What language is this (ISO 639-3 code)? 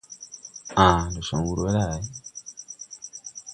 tui